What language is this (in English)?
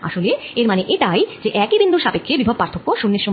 Bangla